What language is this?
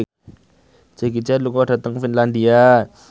Javanese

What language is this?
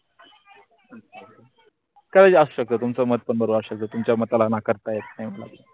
Marathi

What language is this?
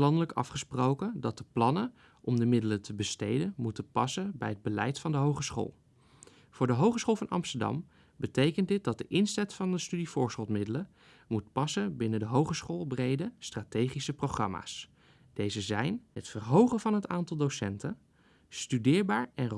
Dutch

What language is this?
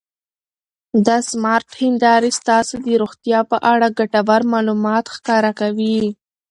Pashto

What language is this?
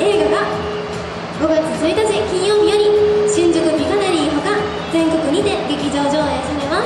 Japanese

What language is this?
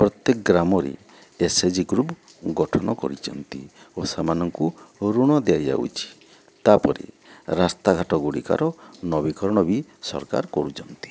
Odia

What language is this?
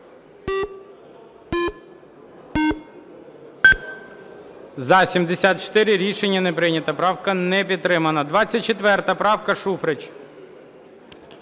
Ukrainian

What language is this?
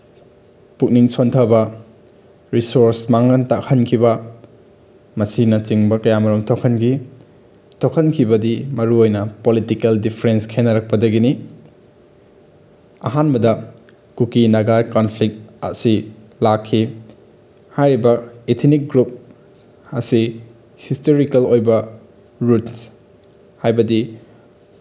Manipuri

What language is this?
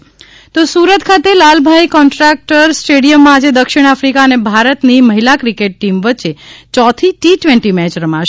Gujarati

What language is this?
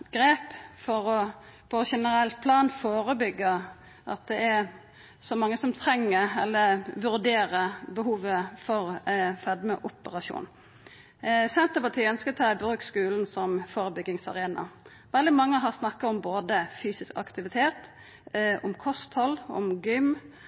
Norwegian Nynorsk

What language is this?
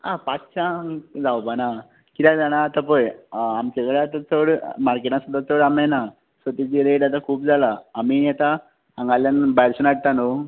Konkani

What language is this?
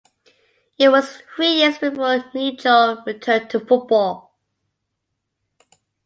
English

